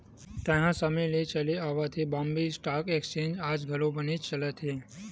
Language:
Chhattisgarhi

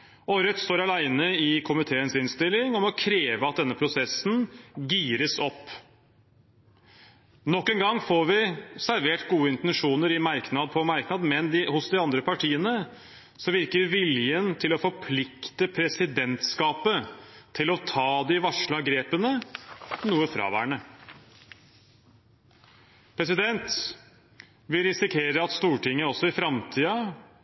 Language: Norwegian Bokmål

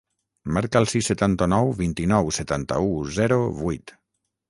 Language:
Catalan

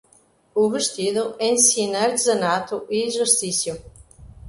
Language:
Portuguese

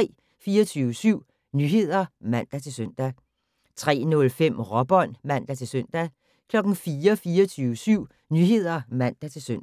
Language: Danish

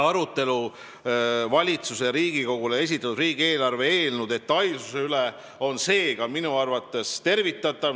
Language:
Estonian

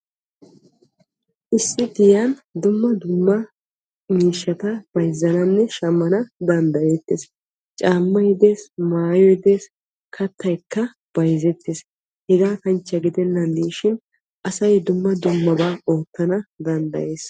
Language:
Wolaytta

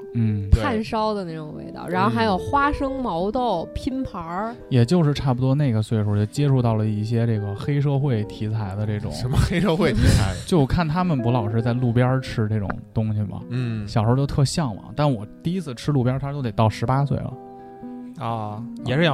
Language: Chinese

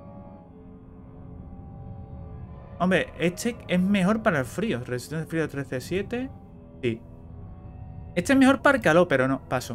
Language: Spanish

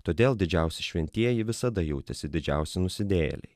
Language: Lithuanian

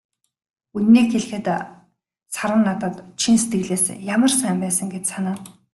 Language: Mongolian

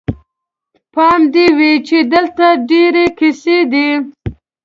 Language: Pashto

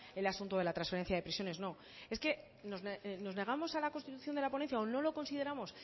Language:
Spanish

